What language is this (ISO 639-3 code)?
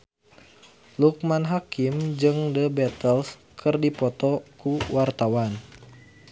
sun